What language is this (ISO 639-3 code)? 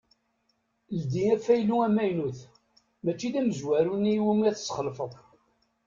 kab